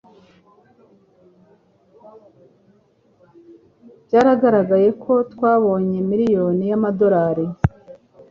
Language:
Kinyarwanda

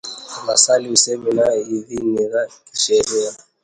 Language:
Swahili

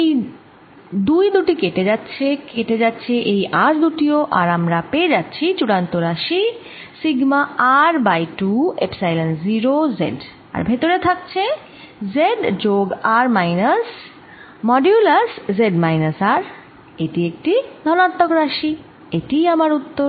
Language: Bangla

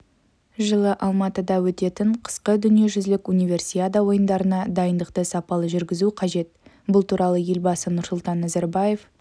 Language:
Kazakh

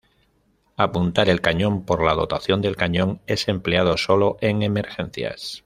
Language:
Spanish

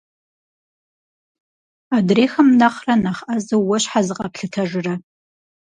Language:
Kabardian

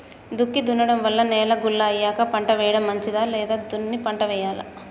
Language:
Telugu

